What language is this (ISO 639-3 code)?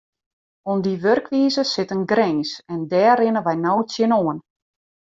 fry